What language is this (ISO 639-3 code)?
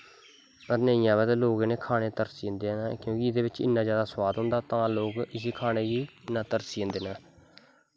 doi